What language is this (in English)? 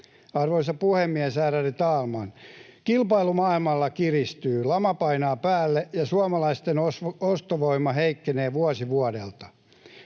Finnish